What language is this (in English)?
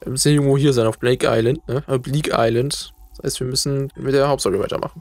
German